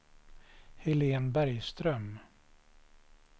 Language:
Swedish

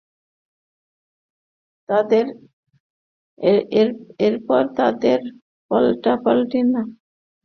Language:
Bangla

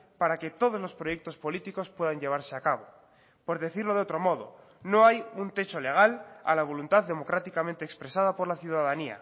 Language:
Spanish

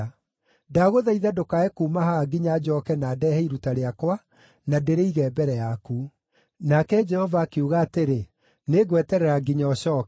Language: Kikuyu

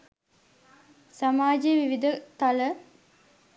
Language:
Sinhala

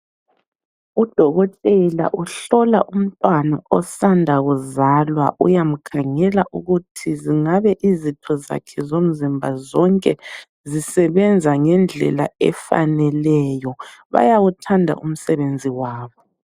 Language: North Ndebele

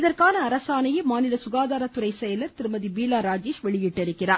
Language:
Tamil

